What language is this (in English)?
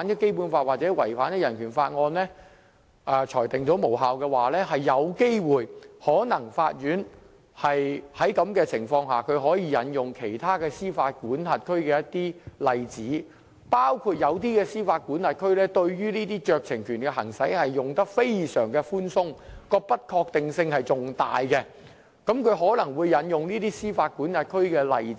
Cantonese